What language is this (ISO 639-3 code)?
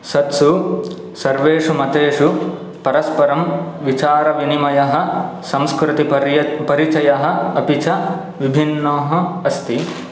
san